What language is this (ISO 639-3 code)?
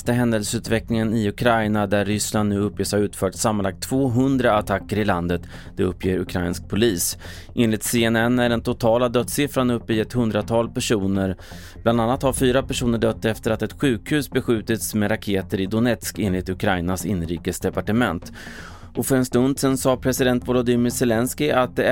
swe